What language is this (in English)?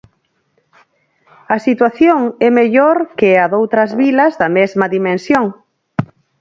Galician